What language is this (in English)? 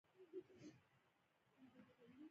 Pashto